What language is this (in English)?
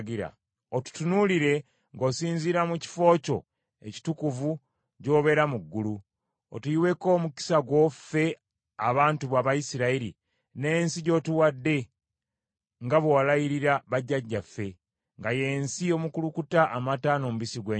Ganda